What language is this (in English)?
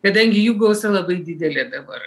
Lithuanian